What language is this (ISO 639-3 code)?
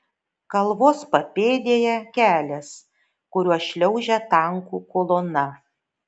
lit